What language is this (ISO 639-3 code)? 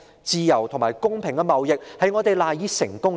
yue